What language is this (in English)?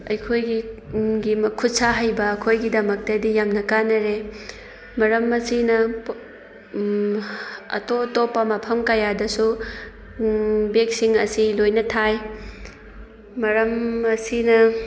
Manipuri